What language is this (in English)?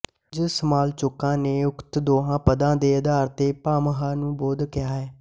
Punjabi